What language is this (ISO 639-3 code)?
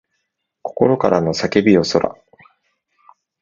jpn